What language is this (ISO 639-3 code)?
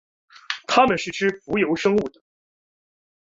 zho